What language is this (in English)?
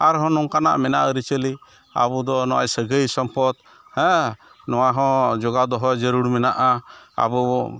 Santali